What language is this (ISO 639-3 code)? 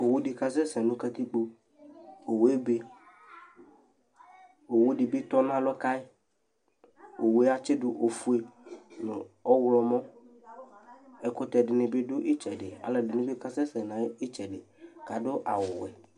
kpo